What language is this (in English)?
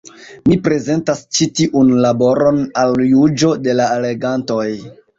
Esperanto